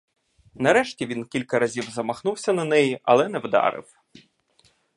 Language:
Ukrainian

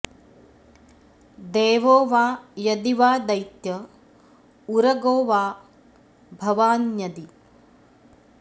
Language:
Sanskrit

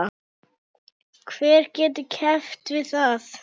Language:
Icelandic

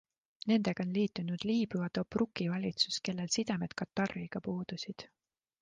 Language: Estonian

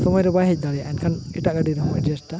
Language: Santali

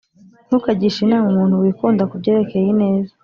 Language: Kinyarwanda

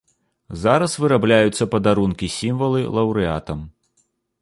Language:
Belarusian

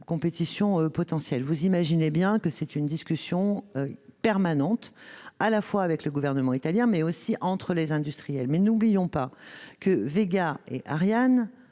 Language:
French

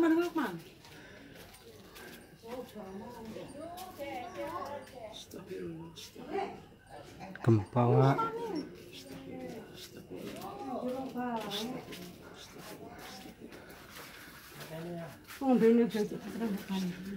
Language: Indonesian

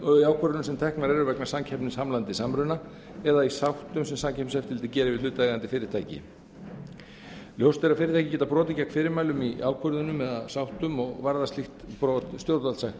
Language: Icelandic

